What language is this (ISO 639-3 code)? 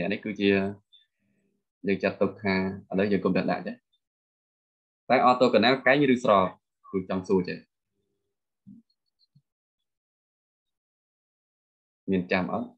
vie